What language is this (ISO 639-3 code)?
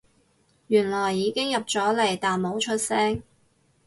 yue